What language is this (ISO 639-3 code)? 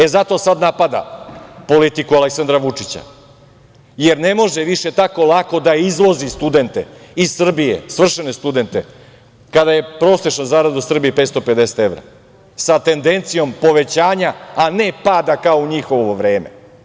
srp